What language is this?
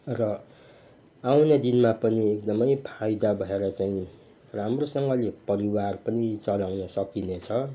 Nepali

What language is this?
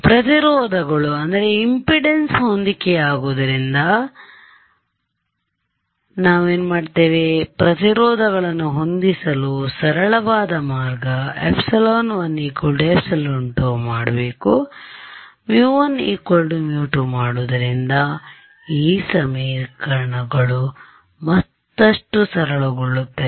Kannada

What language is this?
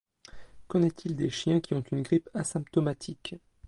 French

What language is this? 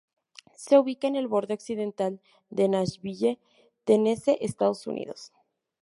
Spanish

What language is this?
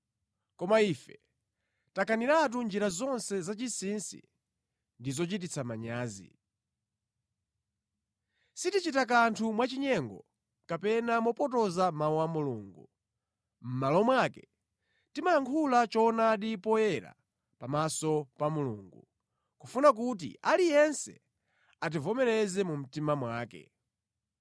Nyanja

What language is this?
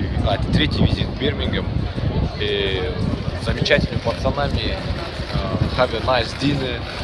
Russian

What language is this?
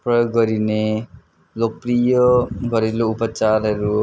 Nepali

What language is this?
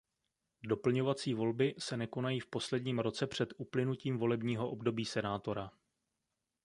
Czech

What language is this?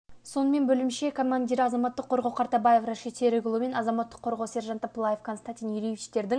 Kazakh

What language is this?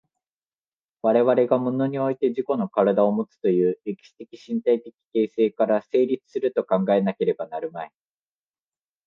Japanese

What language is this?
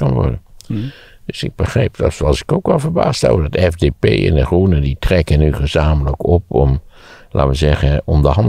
Dutch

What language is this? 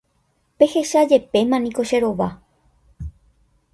Guarani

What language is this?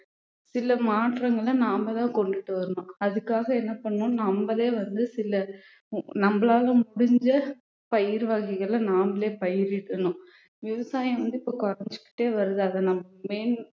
Tamil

